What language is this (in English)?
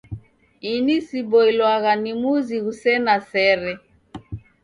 Taita